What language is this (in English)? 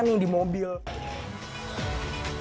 Indonesian